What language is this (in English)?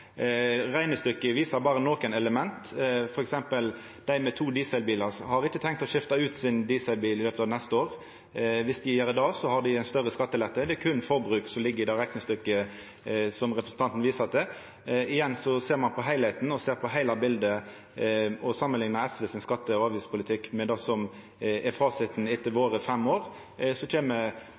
Norwegian Nynorsk